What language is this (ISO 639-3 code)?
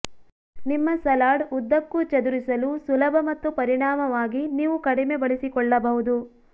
kan